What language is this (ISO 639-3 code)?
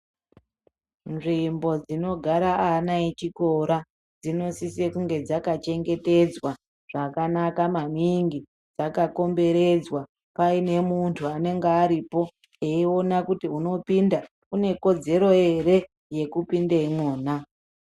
ndc